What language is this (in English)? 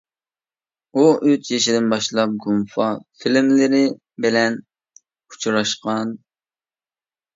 Uyghur